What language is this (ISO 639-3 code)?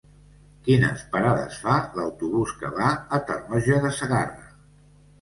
cat